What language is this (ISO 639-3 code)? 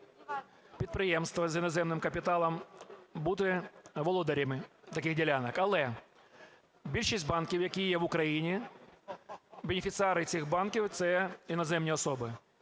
ukr